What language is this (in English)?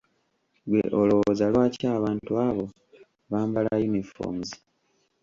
Ganda